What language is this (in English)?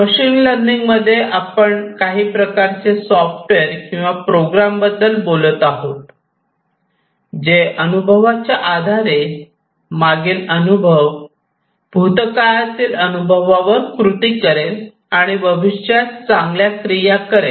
Marathi